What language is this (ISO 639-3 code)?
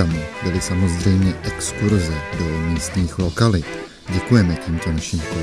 ces